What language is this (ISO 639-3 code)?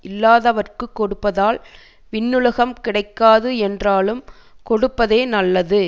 tam